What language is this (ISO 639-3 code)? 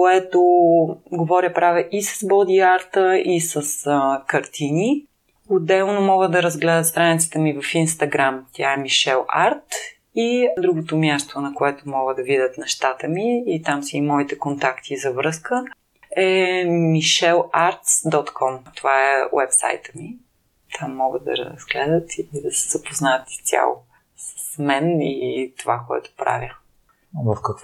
bul